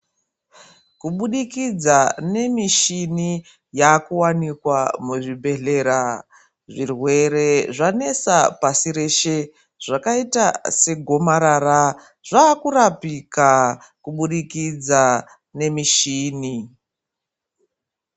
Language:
Ndau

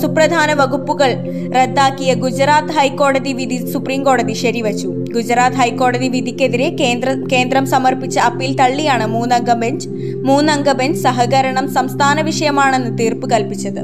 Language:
Malayalam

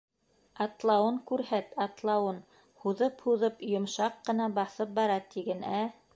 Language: Bashkir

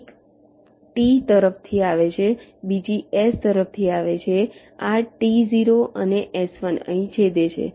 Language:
Gujarati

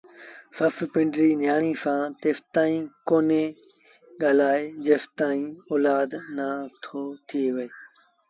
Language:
Sindhi Bhil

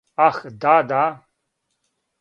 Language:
Serbian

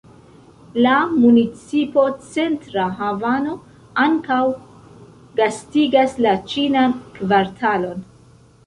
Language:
Esperanto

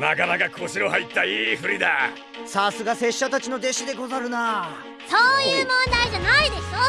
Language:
Japanese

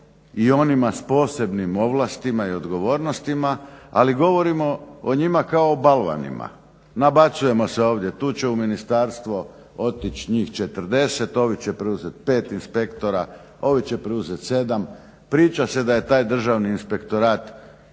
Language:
Croatian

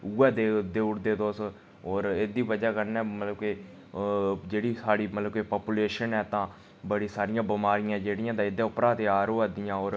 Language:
Dogri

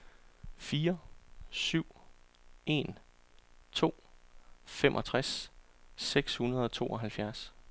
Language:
Danish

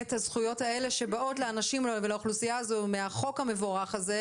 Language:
Hebrew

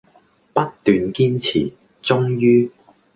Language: Cantonese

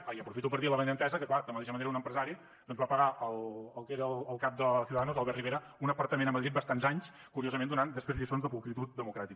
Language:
Catalan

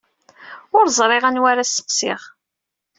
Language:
Kabyle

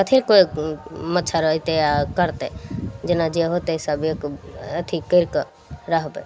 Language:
Maithili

